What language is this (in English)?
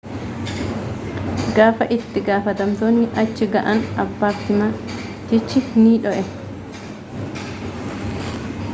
Oromo